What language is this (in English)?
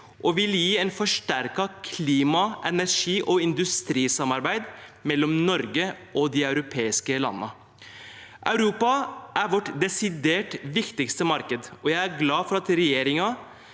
Norwegian